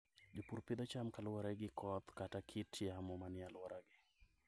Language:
Luo (Kenya and Tanzania)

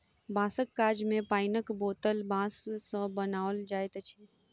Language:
Maithili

